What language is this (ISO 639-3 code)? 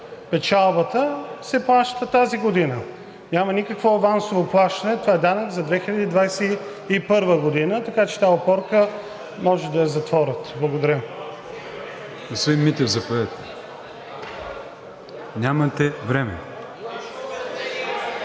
bul